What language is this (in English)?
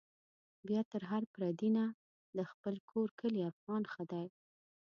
Pashto